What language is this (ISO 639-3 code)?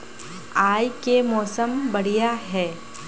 mag